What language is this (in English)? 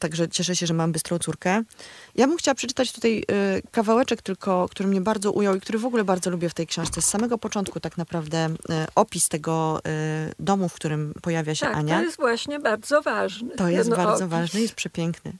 Polish